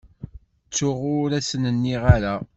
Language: Kabyle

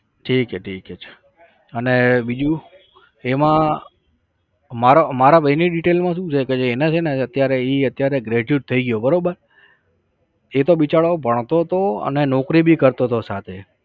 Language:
Gujarati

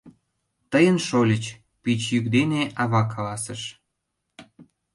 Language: Mari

